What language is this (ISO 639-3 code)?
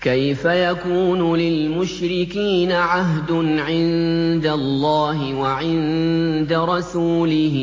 ara